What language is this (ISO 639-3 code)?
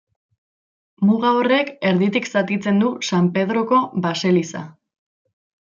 eus